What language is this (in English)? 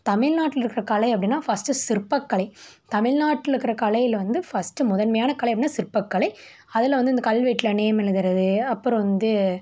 Tamil